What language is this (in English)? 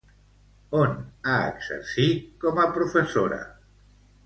Catalan